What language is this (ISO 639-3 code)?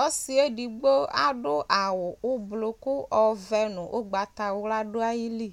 kpo